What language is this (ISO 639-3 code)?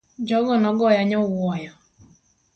luo